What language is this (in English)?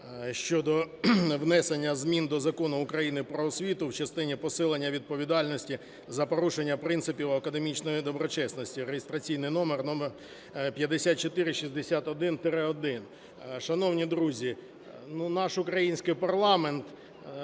Ukrainian